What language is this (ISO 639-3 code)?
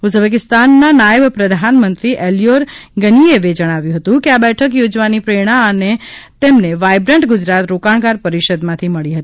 guj